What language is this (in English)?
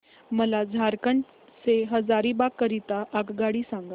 Marathi